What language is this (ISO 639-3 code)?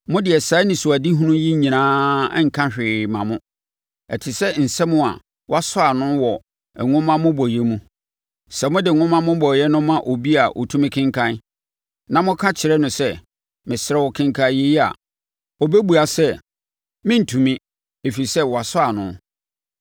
aka